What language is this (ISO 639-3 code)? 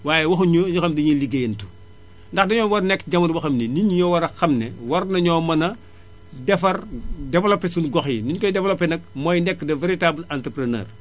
wol